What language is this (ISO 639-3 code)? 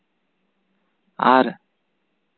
sat